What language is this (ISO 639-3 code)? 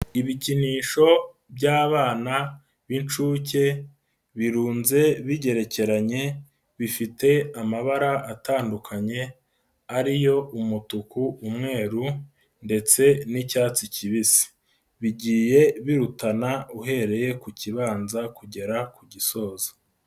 kin